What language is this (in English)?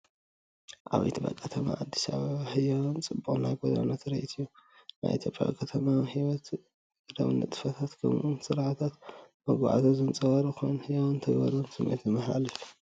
Tigrinya